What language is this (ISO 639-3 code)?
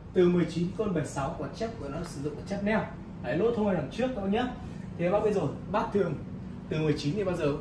vie